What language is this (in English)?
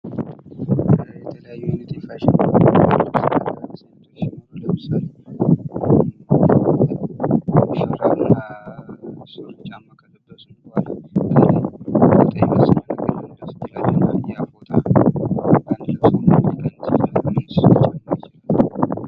Amharic